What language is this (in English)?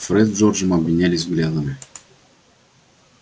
Russian